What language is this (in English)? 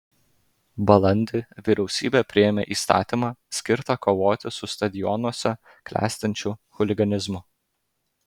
Lithuanian